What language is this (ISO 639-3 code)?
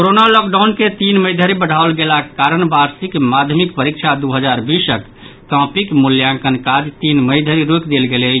mai